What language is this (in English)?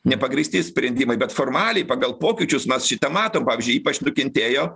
Lithuanian